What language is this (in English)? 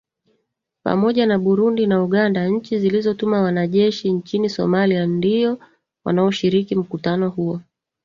Swahili